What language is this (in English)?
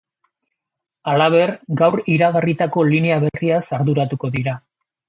Basque